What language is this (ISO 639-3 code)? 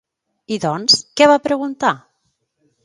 cat